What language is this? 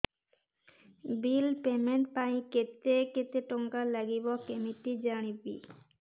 Odia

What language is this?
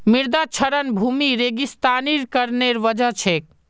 Magahi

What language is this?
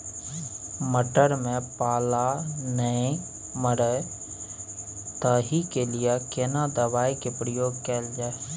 Maithili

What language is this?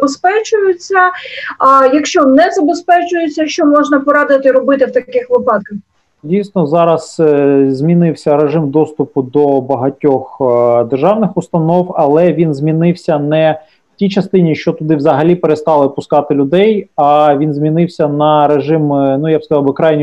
Ukrainian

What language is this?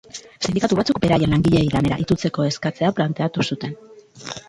Basque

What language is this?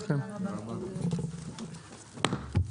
Hebrew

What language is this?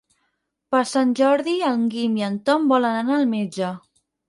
Catalan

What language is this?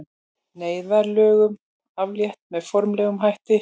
Icelandic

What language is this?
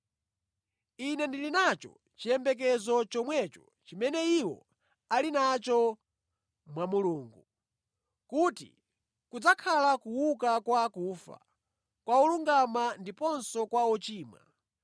Nyanja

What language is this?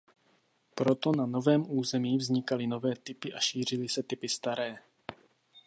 Czech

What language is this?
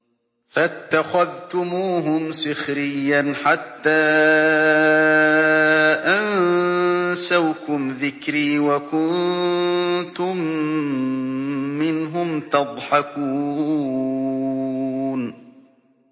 Arabic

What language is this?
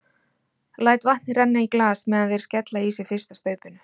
Icelandic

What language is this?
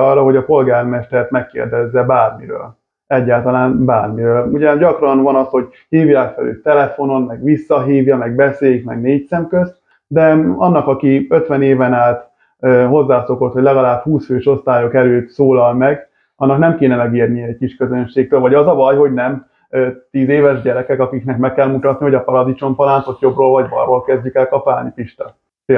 Hungarian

